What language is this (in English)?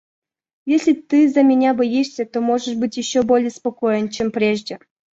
Russian